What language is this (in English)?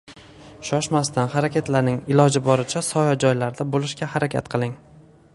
Uzbek